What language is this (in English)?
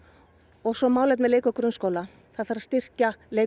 Icelandic